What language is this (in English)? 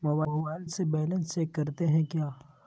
Magahi